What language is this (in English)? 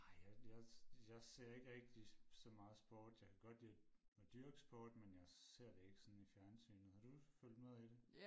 Danish